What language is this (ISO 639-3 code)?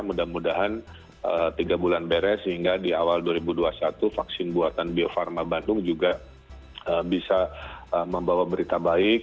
ind